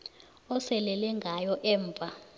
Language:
South Ndebele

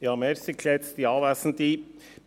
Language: Swiss German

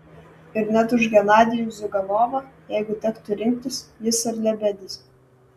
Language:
Lithuanian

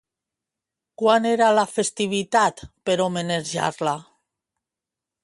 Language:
Catalan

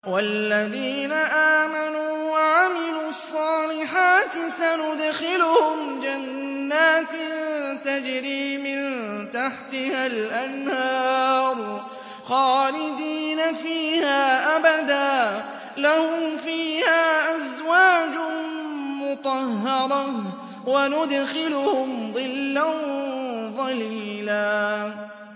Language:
Arabic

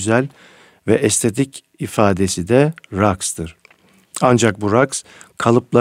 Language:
Turkish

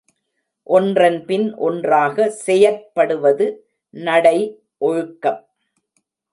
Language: Tamil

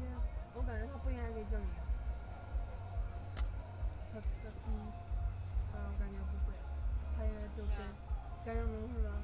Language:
Chinese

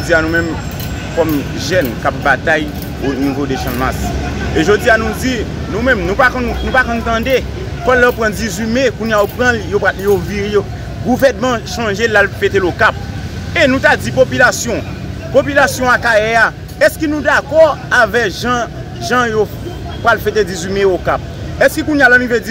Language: French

